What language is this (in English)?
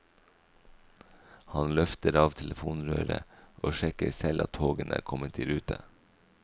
Norwegian